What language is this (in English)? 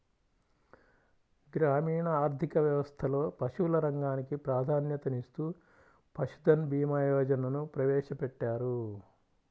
Telugu